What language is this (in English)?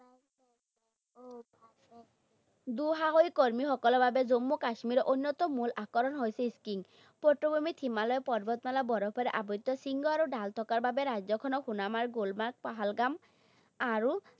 Assamese